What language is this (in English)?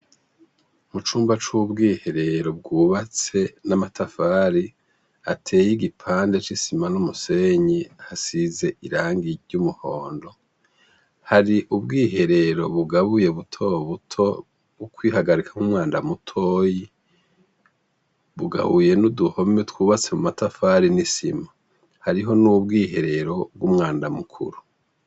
Rundi